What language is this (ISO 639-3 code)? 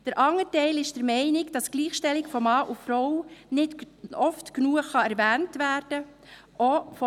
gsw